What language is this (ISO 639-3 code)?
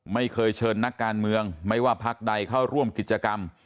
tha